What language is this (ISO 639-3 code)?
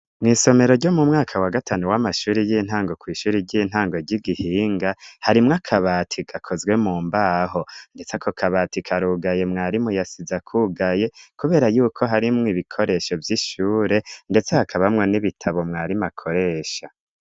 run